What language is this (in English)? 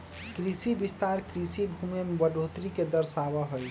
Magahi